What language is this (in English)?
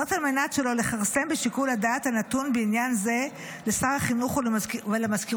Hebrew